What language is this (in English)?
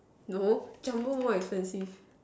English